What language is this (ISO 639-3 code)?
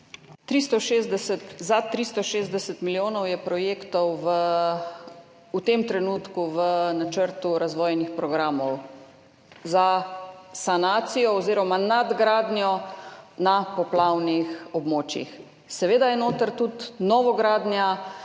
slv